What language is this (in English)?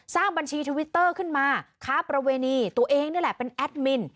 Thai